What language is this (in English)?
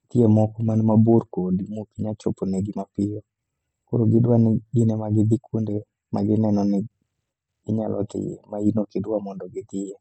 Luo (Kenya and Tanzania)